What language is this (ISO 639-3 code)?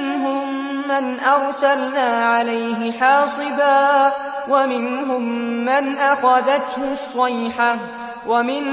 ara